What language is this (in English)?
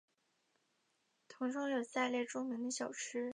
Chinese